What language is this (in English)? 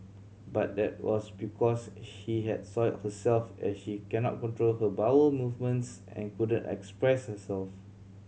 English